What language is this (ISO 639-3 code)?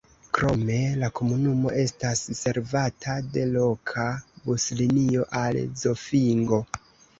epo